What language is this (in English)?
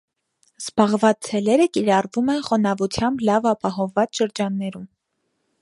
Armenian